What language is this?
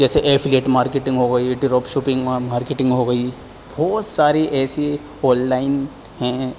Urdu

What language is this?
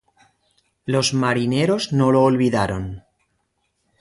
Spanish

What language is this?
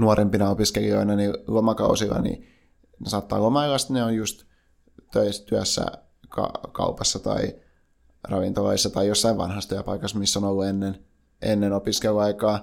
Finnish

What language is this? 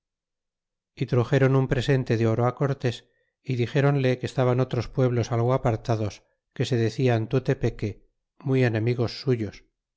Spanish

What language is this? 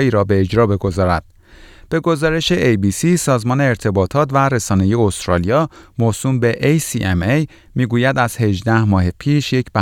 Persian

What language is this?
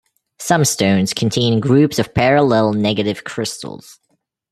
English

